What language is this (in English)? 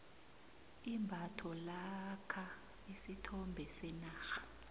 South Ndebele